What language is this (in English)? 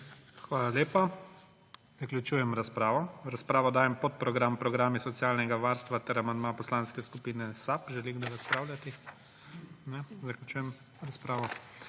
Slovenian